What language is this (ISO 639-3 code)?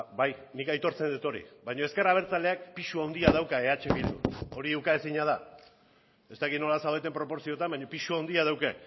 eus